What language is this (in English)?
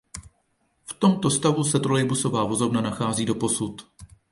Czech